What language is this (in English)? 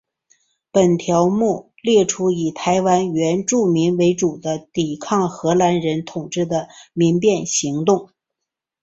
Chinese